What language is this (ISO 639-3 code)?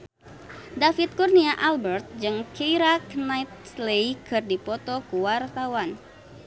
sun